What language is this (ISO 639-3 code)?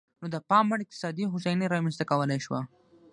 pus